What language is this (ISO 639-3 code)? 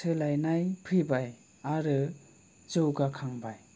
brx